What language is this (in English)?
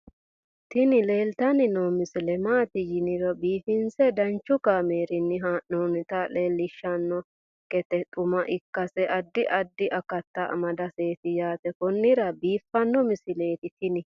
Sidamo